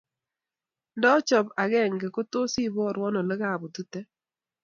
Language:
Kalenjin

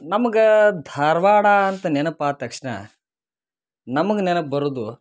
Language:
Kannada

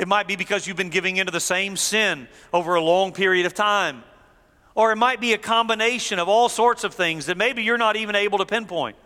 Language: English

